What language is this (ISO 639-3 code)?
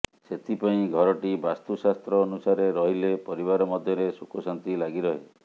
ori